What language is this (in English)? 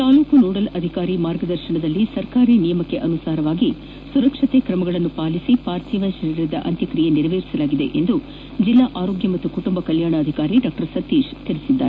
Kannada